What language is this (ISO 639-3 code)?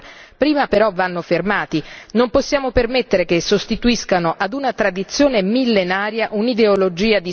ita